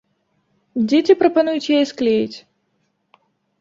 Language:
Belarusian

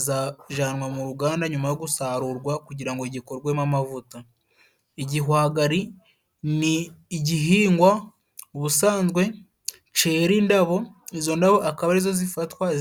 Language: Kinyarwanda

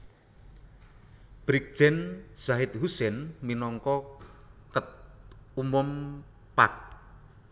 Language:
Javanese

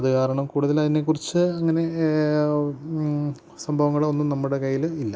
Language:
Malayalam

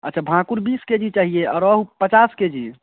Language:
Hindi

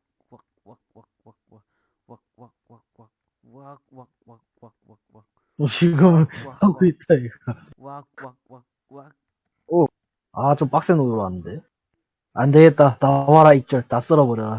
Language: Korean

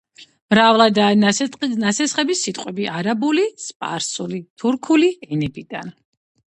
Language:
Georgian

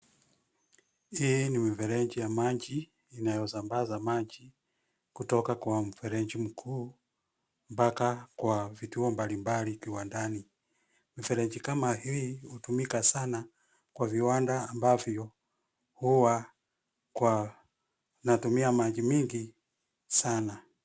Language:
Swahili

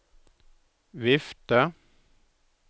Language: Norwegian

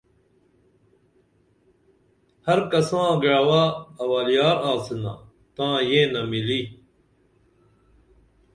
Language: Dameli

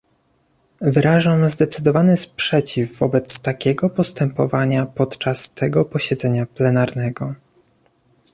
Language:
Polish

